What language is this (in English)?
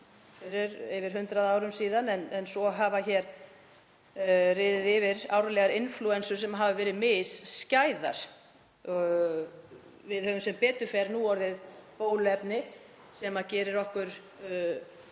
Icelandic